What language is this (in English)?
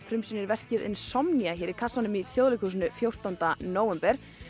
Icelandic